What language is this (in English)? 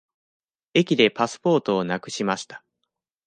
Japanese